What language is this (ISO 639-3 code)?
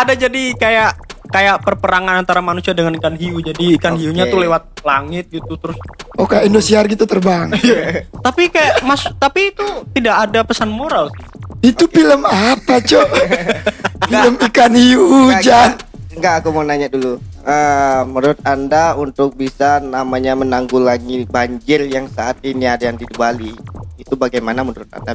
ind